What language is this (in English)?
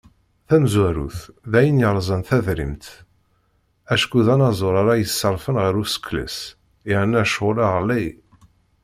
Kabyle